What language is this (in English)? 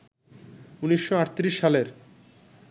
Bangla